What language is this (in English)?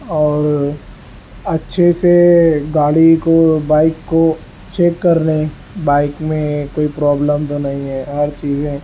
Urdu